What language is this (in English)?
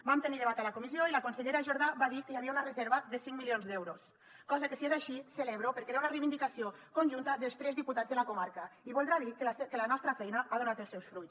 Catalan